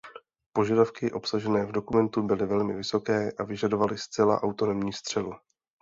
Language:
Czech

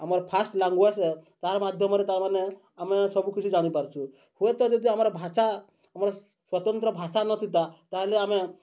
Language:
Odia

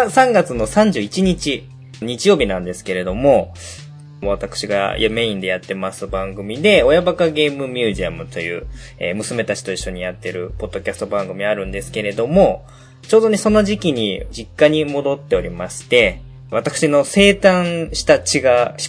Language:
Japanese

